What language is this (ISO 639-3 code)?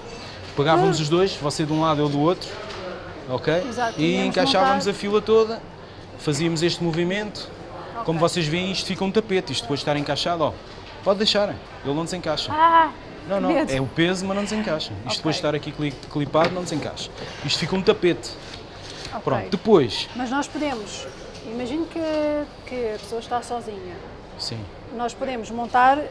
por